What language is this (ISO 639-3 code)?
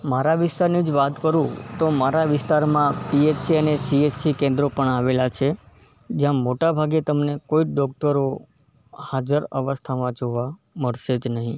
guj